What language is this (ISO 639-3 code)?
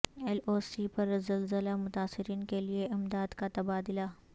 urd